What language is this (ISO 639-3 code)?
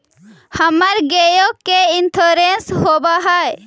mag